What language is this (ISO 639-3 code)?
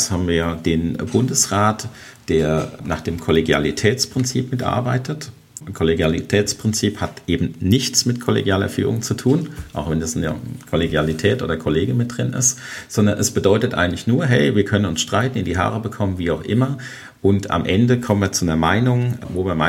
deu